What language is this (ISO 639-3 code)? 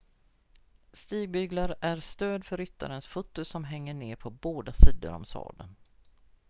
swe